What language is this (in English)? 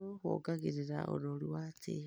Kikuyu